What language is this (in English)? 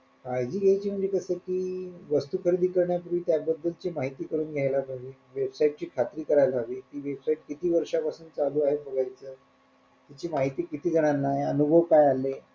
Marathi